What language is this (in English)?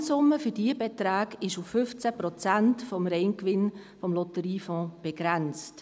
Swiss German